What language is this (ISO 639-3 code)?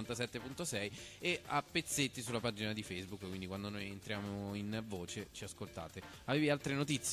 ita